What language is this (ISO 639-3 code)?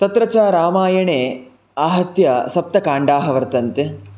san